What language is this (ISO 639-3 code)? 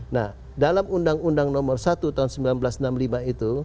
ind